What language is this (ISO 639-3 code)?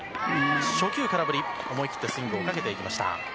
jpn